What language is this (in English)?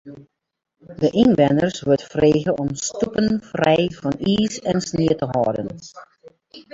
Western Frisian